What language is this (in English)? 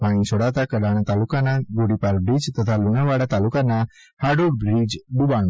Gujarati